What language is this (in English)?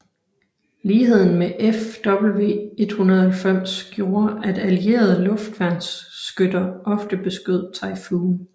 Danish